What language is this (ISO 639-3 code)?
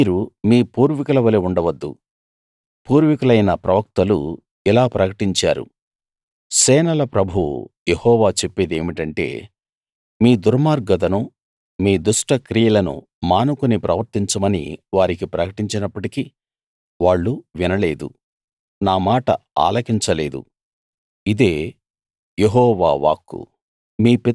tel